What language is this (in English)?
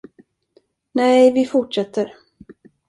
Swedish